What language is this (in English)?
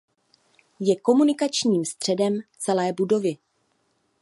Czech